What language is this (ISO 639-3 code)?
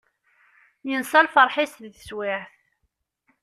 kab